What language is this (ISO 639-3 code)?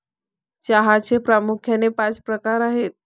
mar